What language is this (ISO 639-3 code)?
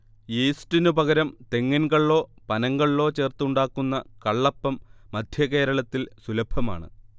mal